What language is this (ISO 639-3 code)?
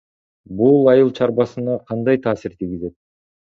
kir